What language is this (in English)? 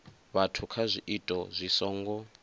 Venda